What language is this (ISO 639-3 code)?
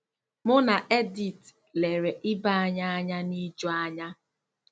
ibo